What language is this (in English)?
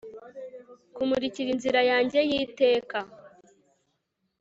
Kinyarwanda